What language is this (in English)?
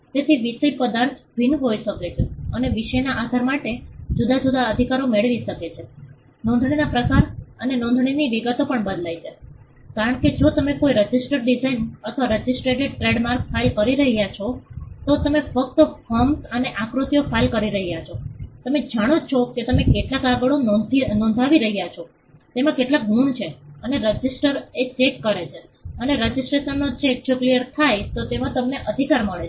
Gujarati